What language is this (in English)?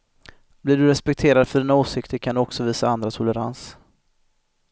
Swedish